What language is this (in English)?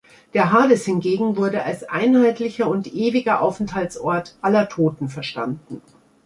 German